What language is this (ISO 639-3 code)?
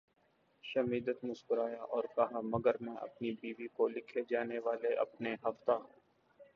urd